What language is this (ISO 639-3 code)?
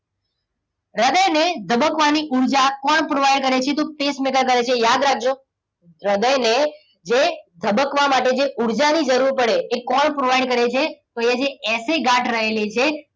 guj